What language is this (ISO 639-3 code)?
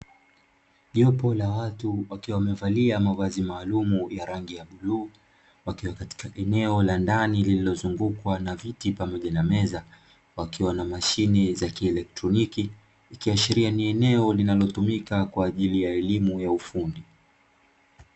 swa